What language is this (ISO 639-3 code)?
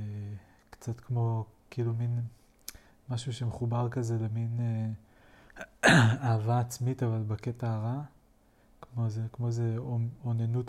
heb